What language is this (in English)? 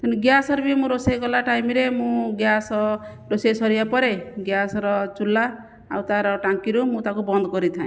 Odia